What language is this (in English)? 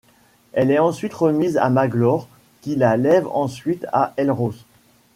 French